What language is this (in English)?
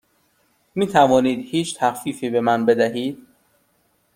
Persian